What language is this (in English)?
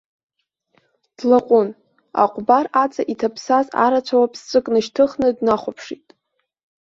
Abkhazian